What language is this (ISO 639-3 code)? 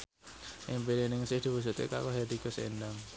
jav